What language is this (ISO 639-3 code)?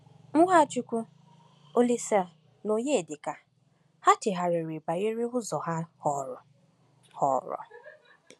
ibo